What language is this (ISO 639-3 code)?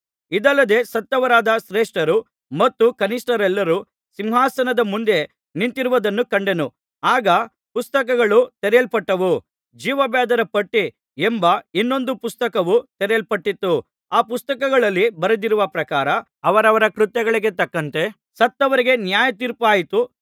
kan